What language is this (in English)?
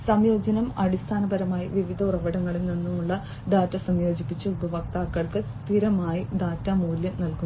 Malayalam